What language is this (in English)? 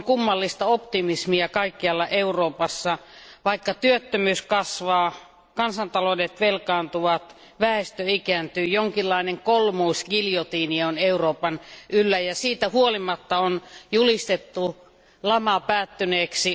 Finnish